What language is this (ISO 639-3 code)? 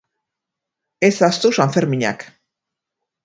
eus